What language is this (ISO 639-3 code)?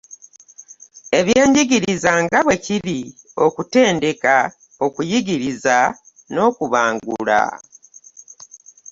lug